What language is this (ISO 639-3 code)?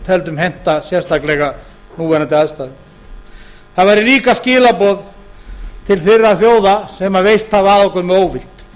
isl